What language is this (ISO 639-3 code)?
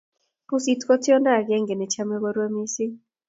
kln